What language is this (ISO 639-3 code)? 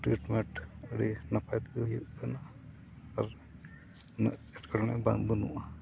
sat